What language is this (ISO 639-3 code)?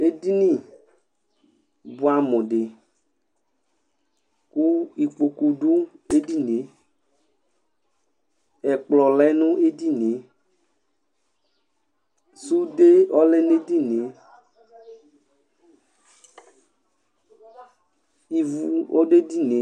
kpo